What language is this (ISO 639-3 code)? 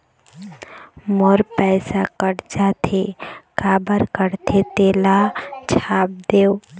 hne